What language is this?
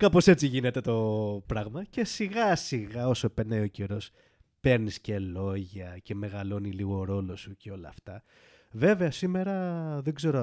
Greek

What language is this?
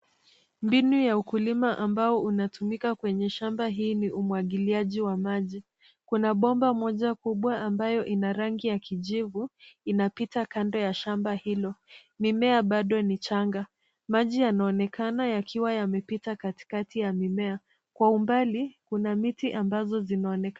Swahili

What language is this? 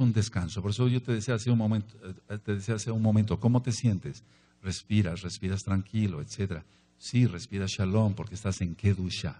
Spanish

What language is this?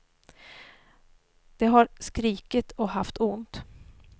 Swedish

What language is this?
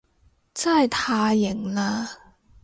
Cantonese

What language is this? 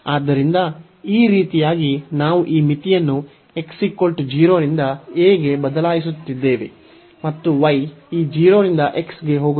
Kannada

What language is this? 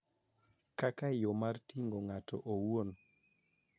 Luo (Kenya and Tanzania)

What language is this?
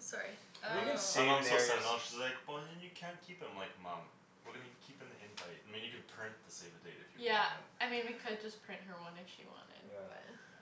English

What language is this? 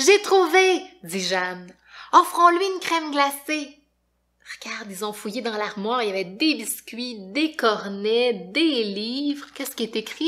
French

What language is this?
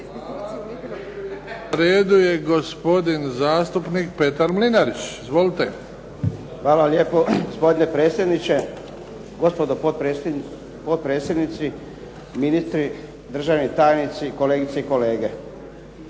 Croatian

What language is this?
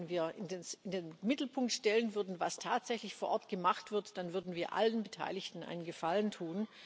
German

